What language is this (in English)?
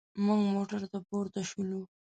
Pashto